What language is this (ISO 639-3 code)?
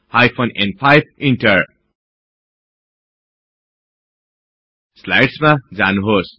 nep